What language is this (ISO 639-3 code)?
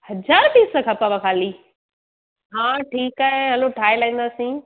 snd